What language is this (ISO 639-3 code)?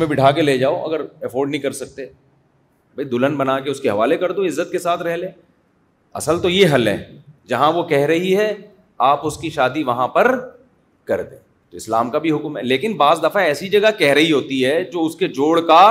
urd